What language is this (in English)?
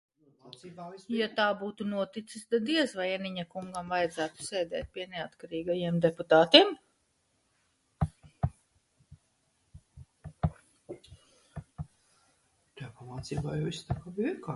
Latvian